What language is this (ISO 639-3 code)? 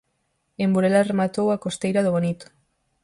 glg